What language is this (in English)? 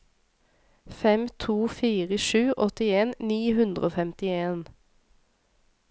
Norwegian